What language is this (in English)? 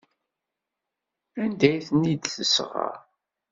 Kabyle